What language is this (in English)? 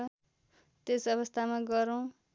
Nepali